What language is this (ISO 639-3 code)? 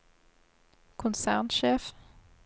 nor